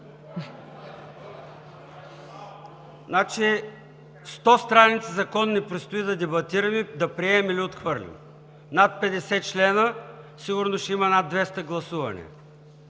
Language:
Bulgarian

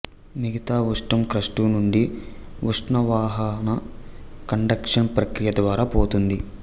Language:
Telugu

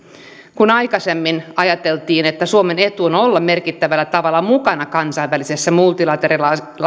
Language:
Finnish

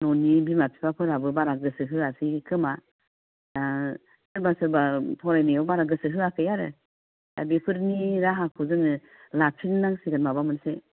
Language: Bodo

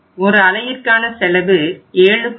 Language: Tamil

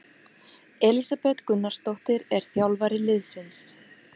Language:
Icelandic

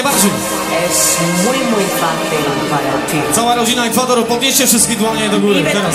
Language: Polish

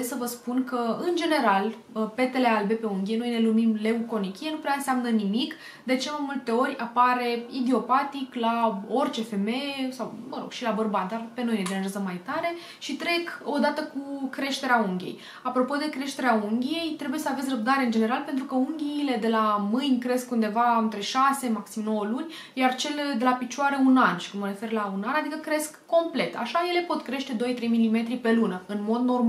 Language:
Romanian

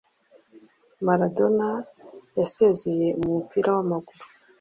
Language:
Kinyarwanda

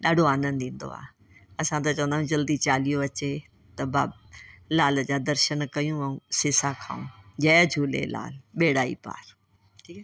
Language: Sindhi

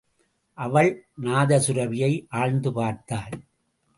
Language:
Tamil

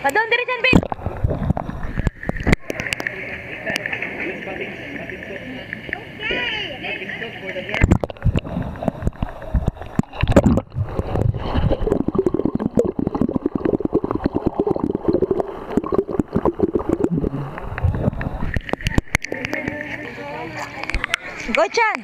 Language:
Filipino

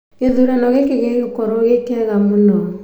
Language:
Kikuyu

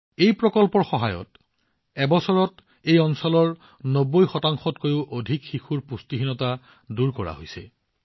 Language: Assamese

